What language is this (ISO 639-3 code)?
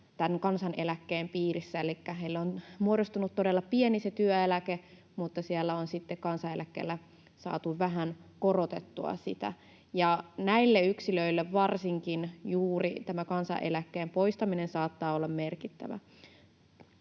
fin